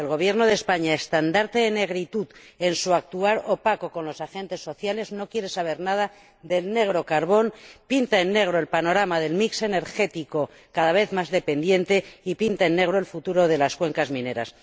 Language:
Spanish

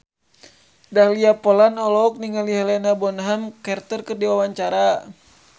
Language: Sundanese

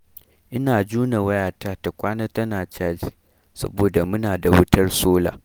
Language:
Hausa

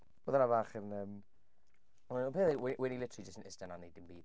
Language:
Welsh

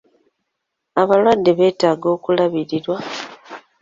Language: Ganda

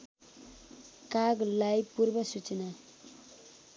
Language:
Nepali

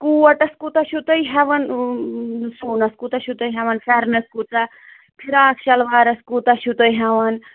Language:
Kashmiri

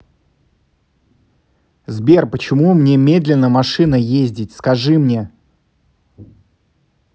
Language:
Russian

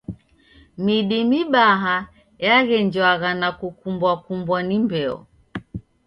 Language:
Taita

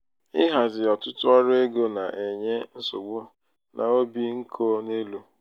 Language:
Igbo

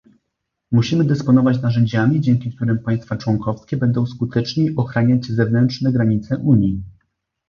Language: Polish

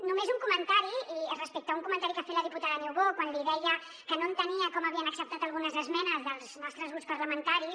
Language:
Catalan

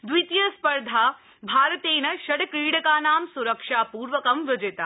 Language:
Sanskrit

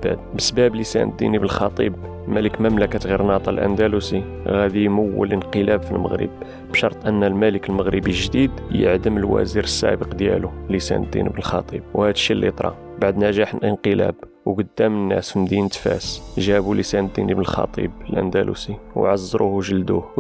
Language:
Arabic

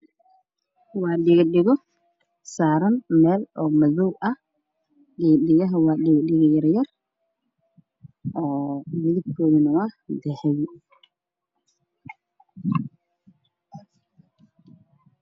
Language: Somali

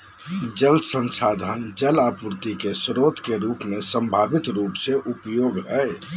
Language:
Magahi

